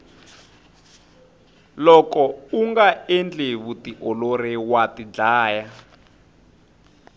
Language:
Tsonga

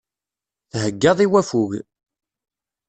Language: Kabyle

